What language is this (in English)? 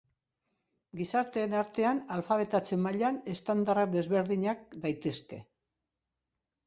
Basque